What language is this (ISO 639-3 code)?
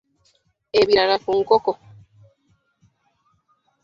lug